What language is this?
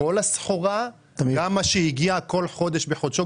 Hebrew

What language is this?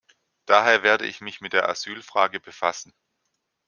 German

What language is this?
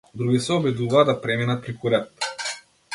Macedonian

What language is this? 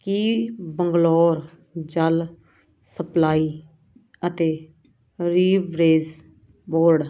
Punjabi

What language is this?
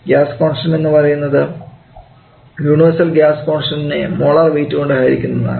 Malayalam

